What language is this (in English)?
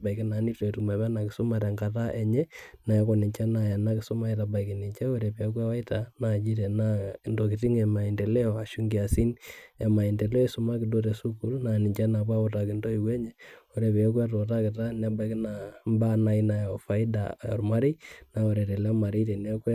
Masai